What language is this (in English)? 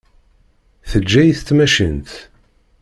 Kabyle